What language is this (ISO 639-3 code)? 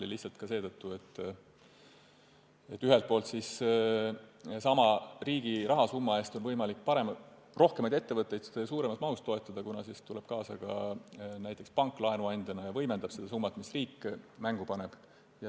est